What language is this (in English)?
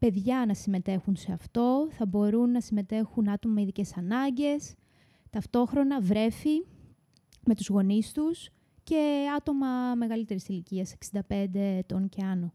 Greek